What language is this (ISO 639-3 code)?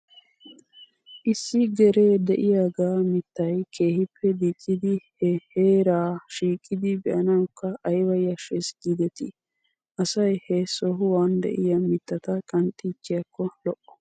wal